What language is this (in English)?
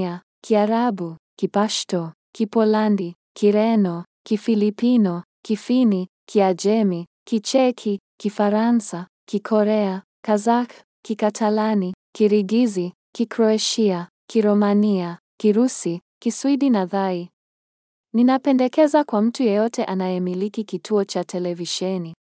Swahili